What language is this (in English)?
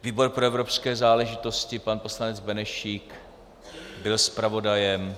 Czech